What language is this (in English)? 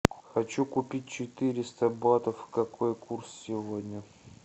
Russian